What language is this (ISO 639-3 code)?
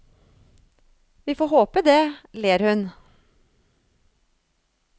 nor